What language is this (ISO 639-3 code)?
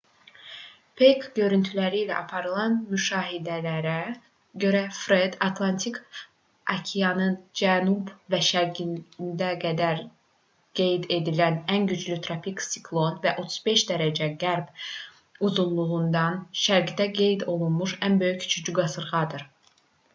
aze